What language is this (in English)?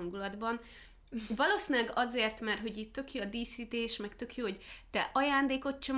Hungarian